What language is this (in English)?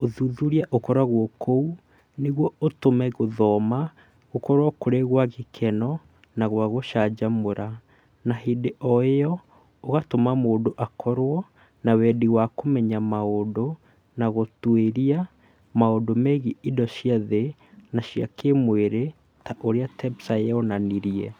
Kikuyu